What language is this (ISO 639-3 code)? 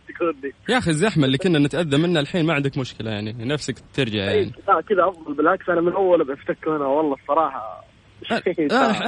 ara